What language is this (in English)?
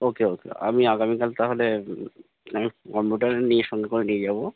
Bangla